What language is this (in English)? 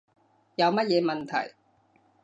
Cantonese